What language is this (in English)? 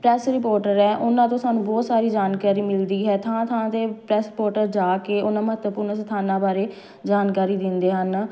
Punjabi